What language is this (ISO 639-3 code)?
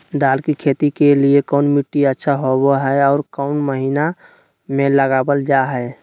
mag